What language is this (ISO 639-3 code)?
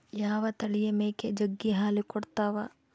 kan